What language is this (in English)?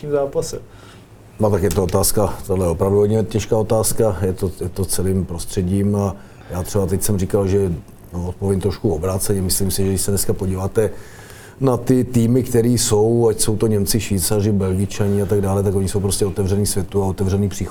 Czech